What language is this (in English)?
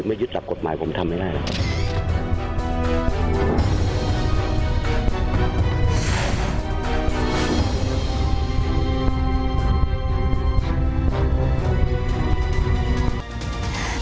Thai